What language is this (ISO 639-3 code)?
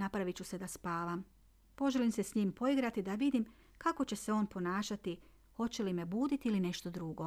hrv